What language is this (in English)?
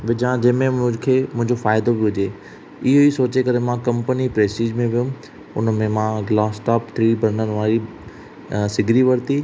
Sindhi